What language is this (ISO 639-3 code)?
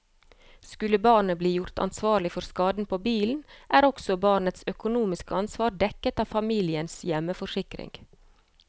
nor